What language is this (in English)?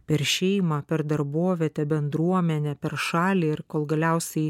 Lithuanian